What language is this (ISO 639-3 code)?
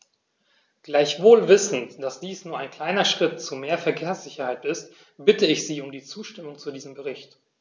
deu